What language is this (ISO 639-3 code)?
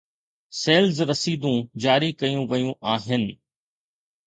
snd